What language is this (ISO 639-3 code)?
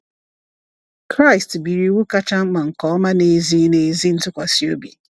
ibo